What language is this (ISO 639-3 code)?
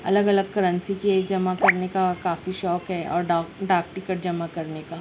urd